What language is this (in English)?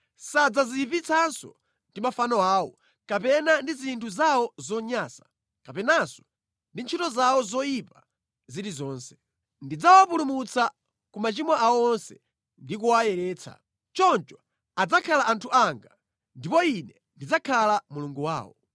Nyanja